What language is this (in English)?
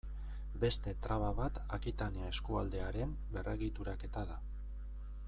Basque